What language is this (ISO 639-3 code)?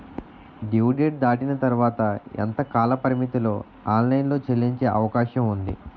tel